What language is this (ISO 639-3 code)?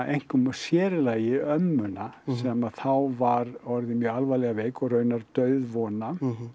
isl